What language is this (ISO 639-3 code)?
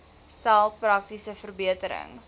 afr